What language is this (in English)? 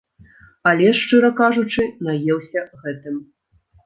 Belarusian